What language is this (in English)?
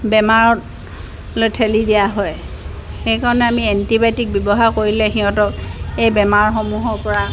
Assamese